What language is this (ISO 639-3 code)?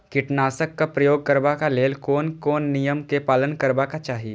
mai